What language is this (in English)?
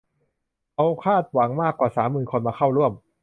Thai